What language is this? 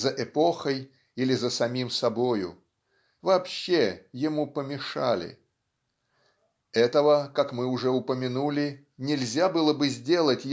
Russian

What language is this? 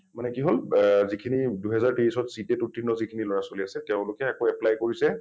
Assamese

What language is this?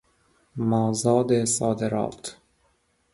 Persian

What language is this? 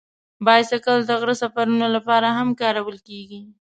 Pashto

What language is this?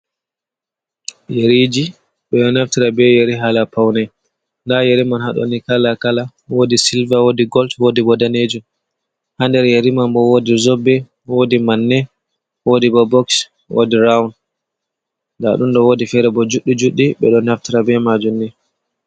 Fula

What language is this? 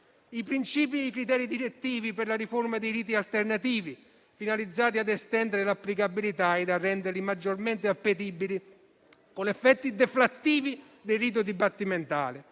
Italian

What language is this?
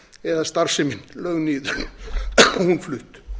Icelandic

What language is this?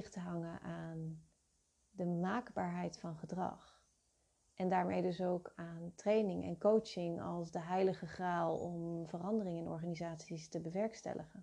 Dutch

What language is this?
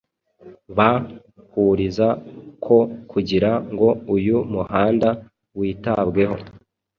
Kinyarwanda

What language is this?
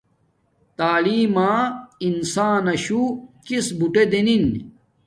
Domaaki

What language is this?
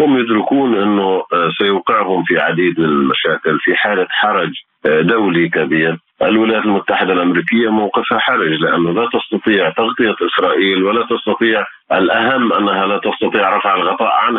Arabic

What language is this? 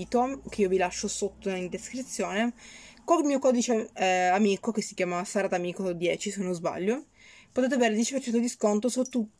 Italian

